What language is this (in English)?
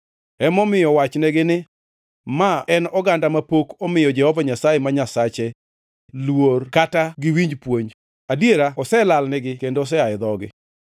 Luo (Kenya and Tanzania)